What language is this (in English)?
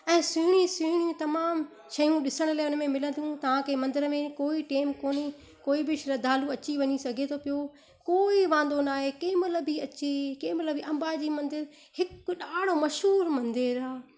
Sindhi